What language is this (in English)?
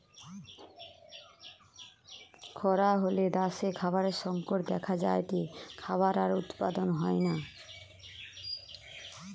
Bangla